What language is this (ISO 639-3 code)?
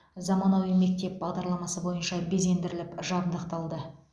kaz